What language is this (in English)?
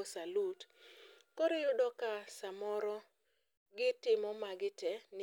Luo (Kenya and Tanzania)